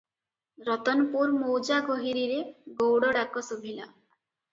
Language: Odia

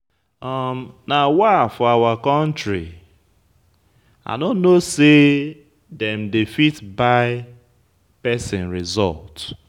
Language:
Nigerian Pidgin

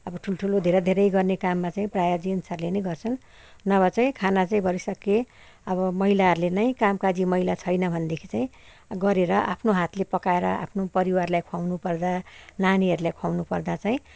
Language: Nepali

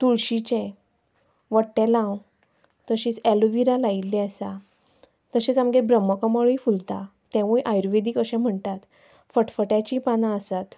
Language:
Konkani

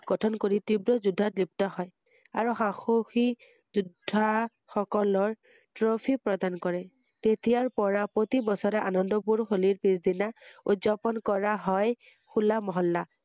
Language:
Assamese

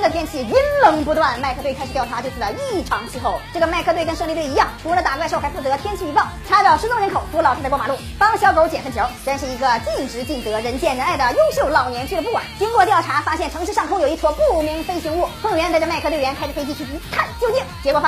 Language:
Chinese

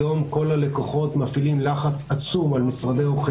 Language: Hebrew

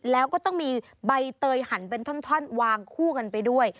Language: Thai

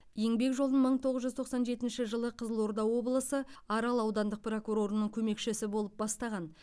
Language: Kazakh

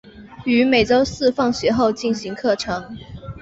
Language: Chinese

